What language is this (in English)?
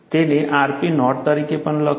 Gujarati